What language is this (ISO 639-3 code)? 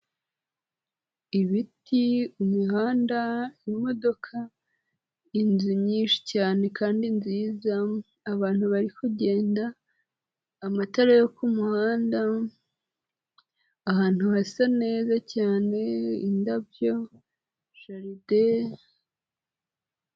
kin